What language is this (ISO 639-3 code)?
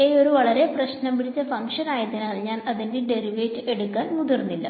mal